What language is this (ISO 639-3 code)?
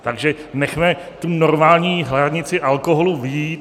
ces